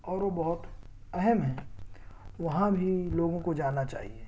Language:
Urdu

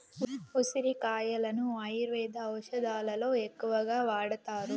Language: Telugu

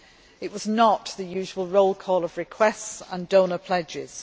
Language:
English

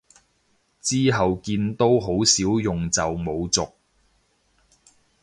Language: Cantonese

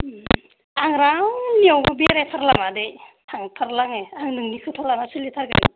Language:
Bodo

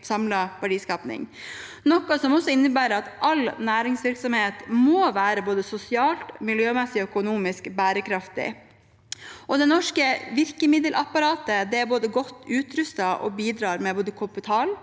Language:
Norwegian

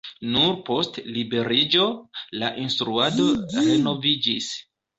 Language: Esperanto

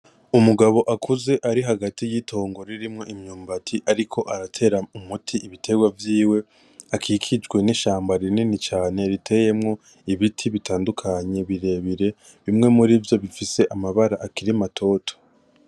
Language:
Rundi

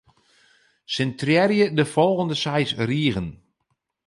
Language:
Western Frisian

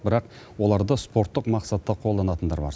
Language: Kazakh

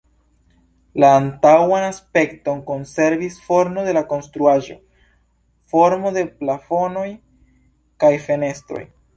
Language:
Esperanto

